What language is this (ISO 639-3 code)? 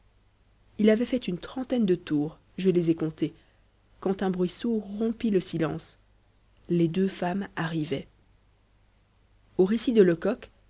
fra